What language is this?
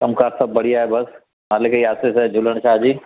Sindhi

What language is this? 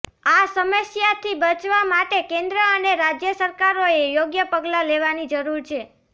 Gujarati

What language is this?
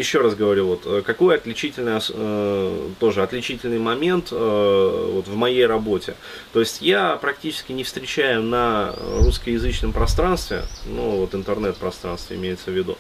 Russian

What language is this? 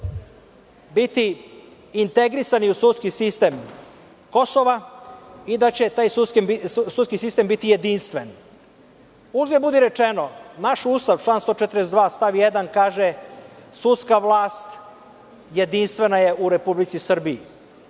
Serbian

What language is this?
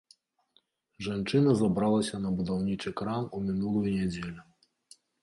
Belarusian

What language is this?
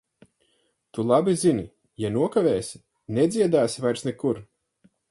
Latvian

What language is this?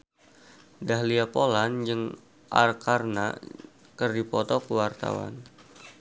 Sundanese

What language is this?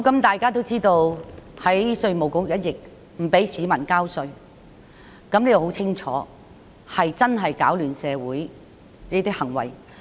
Cantonese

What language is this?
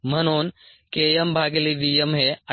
Marathi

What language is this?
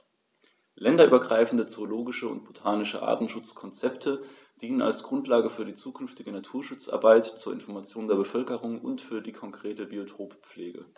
German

